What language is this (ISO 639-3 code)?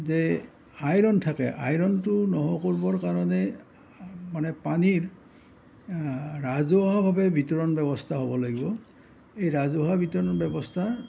asm